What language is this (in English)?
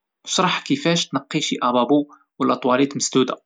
Moroccan Arabic